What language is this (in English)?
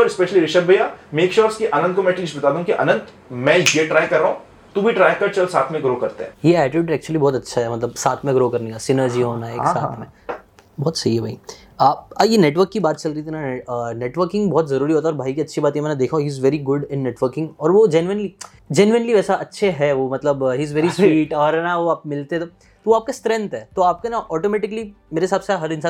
Hindi